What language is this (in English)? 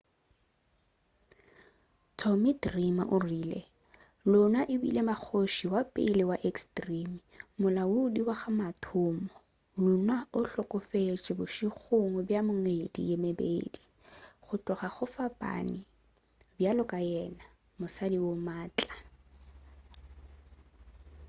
Northern Sotho